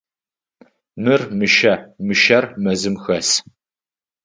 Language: Adyghe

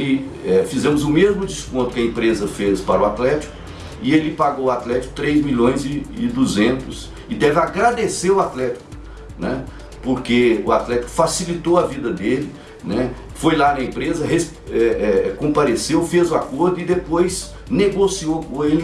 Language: Portuguese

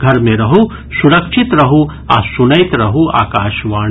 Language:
Maithili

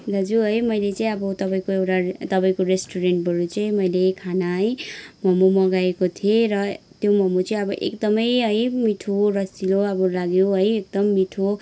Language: Nepali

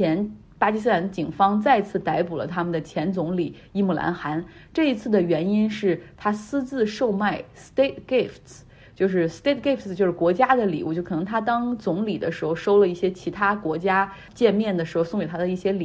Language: Chinese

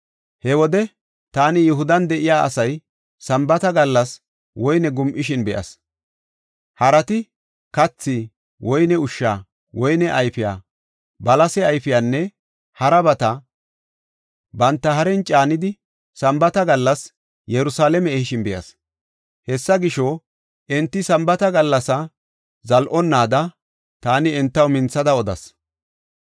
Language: Gofa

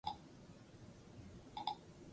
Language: Basque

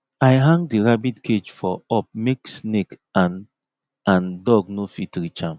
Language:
Nigerian Pidgin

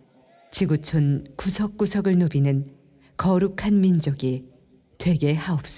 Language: Korean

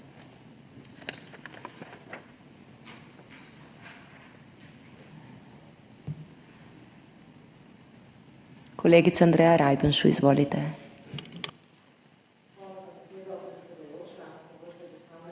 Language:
Slovenian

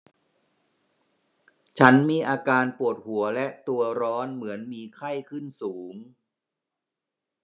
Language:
Thai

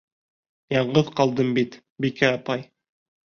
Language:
Bashkir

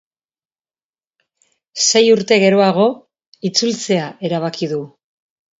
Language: Basque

